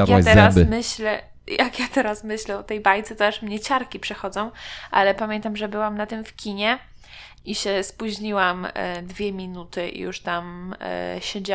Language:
Polish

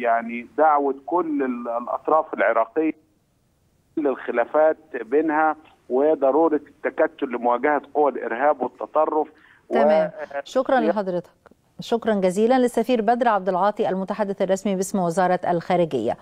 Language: Arabic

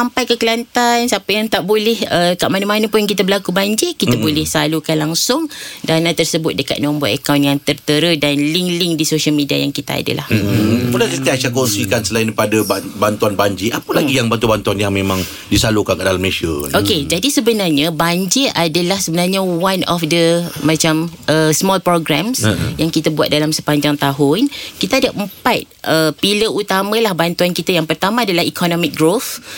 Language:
Malay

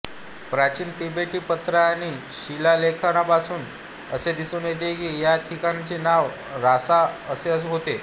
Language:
Marathi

